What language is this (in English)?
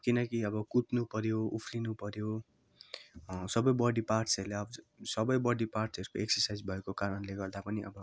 Nepali